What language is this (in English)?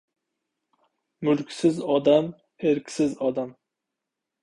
Uzbek